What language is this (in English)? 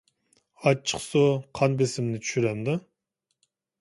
Uyghur